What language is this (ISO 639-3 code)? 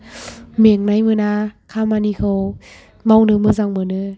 brx